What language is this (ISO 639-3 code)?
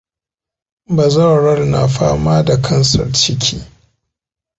hau